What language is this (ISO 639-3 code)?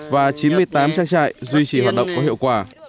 vie